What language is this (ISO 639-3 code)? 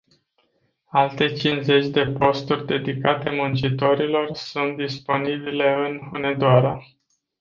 ron